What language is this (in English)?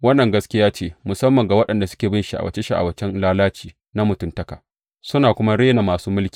Hausa